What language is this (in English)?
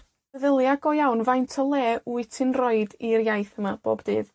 Welsh